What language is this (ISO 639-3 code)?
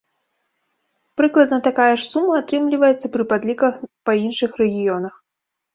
bel